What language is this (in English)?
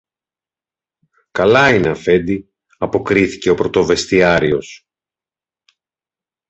Greek